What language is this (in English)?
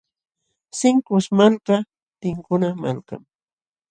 Jauja Wanca Quechua